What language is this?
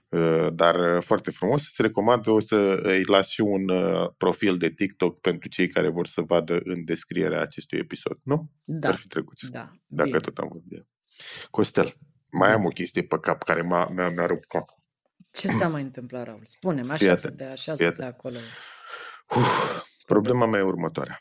Romanian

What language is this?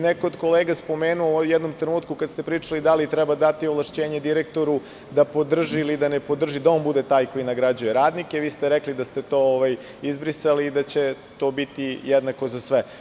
Serbian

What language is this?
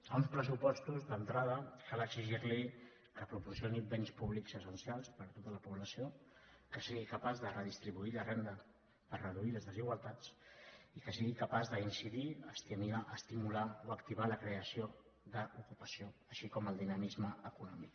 Catalan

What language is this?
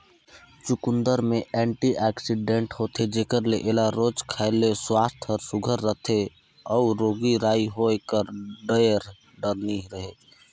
Chhattisgarhi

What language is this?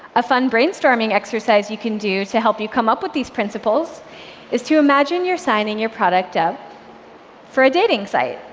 English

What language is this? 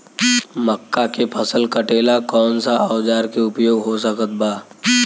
Bhojpuri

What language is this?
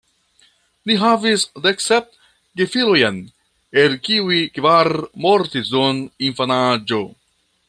Esperanto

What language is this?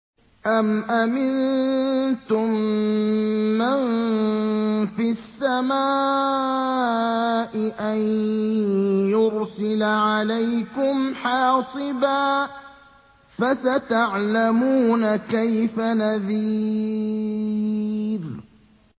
Arabic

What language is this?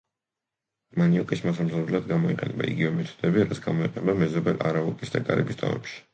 Georgian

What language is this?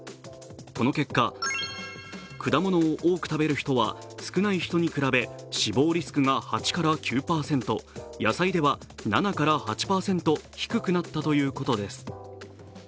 Japanese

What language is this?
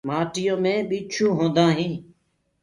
Gurgula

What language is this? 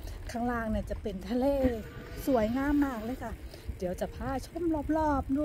Thai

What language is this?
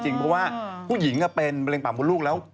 Thai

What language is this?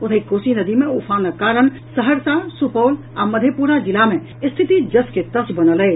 Maithili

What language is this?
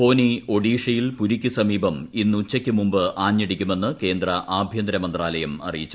Malayalam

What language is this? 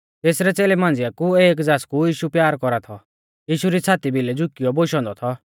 Mahasu Pahari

